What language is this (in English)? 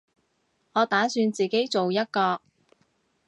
Cantonese